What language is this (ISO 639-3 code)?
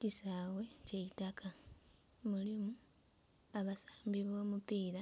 xog